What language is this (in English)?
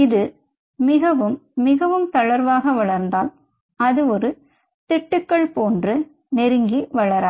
Tamil